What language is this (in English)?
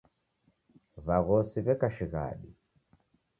Taita